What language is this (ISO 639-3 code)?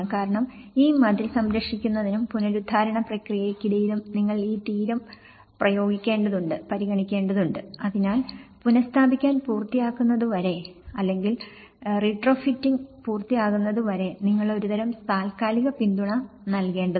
mal